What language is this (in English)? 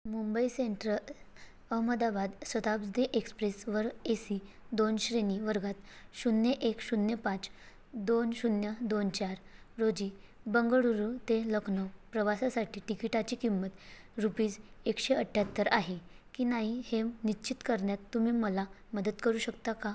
Marathi